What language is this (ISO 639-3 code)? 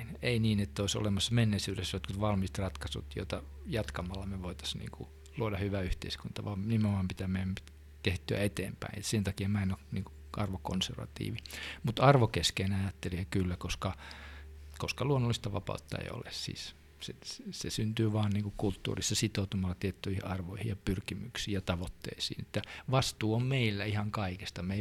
fin